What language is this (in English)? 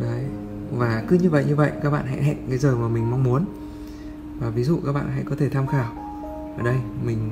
Vietnamese